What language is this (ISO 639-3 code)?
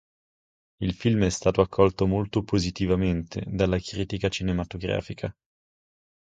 ita